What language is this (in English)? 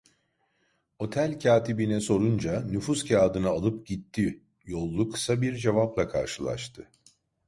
Turkish